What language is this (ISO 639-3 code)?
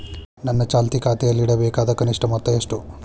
kan